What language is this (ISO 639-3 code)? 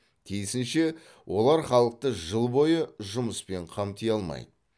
kaz